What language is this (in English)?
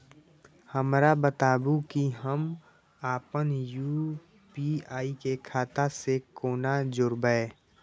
Maithili